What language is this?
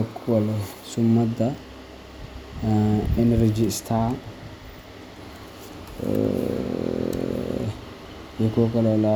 Somali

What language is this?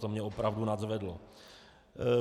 Czech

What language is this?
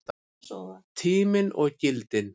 Icelandic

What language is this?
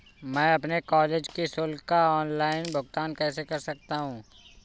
Hindi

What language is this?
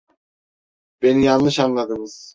Turkish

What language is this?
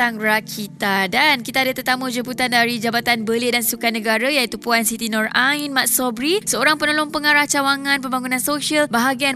Malay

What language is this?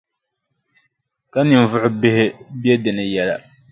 Dagbani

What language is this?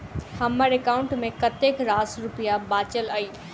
Maithili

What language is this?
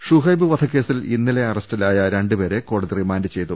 Malayalam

